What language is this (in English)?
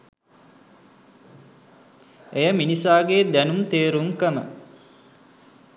Sinhala